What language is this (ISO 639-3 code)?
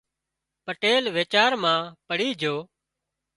kxp